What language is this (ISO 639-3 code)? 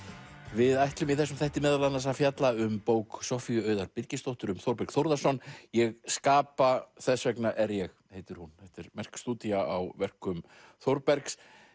isl